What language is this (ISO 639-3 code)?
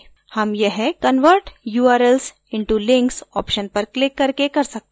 hin